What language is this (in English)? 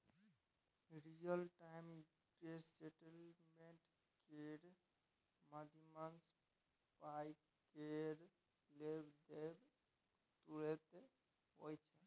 Maithili